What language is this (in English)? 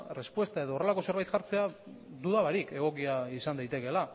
Basque